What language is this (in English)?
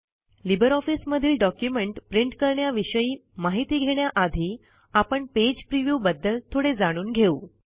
Marathi